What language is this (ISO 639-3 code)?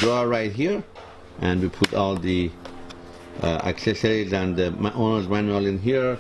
eng